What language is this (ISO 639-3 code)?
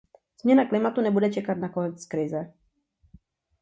ces